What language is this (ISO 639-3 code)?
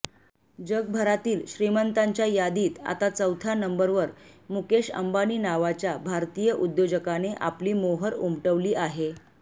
mar